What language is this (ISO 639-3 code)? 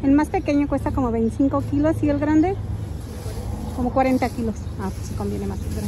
spa